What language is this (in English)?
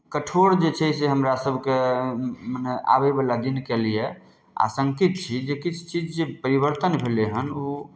Maithili